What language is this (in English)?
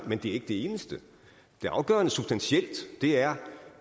Danish